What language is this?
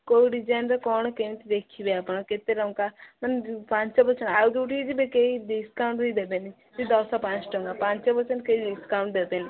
Odia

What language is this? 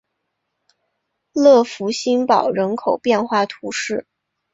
Chinese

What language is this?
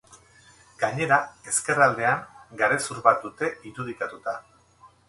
Basque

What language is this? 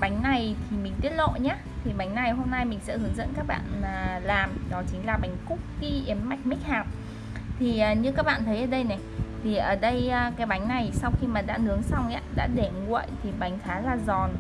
Vietnamese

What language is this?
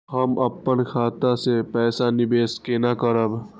Maithili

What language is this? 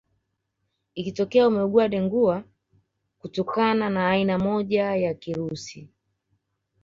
Swahili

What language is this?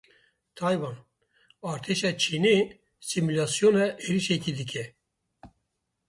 Kurdish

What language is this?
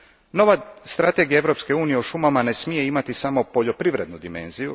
Croatian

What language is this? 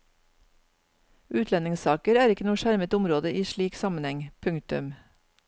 Norwegian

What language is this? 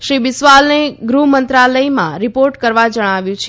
Gujarati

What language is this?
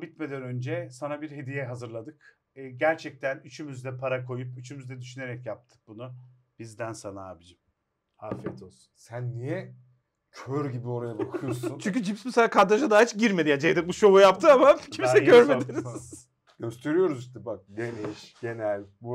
Turkish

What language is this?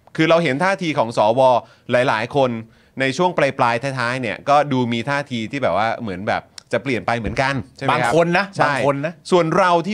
Thai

